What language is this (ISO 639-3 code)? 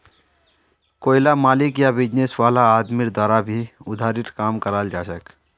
mag